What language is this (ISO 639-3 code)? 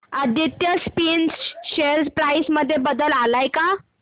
mar